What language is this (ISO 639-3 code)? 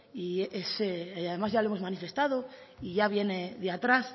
spa